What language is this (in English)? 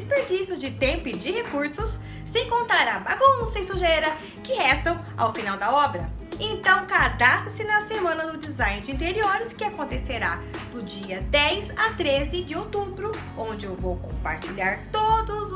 Portuguese